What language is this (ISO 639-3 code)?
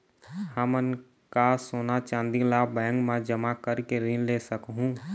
hne